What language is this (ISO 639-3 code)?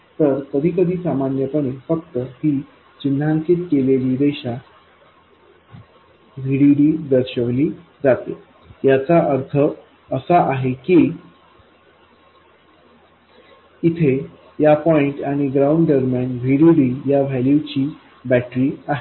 mar